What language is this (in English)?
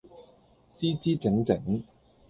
Cantonese